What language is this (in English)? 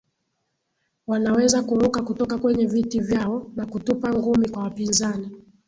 Swahili